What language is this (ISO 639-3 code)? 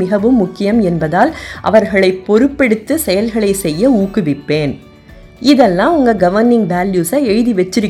tam